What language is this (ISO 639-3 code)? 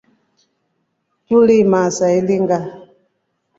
rof